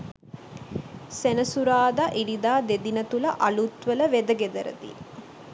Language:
Sinhala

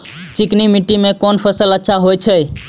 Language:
Maithili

